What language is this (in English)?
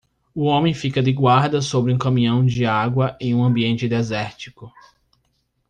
Portuguese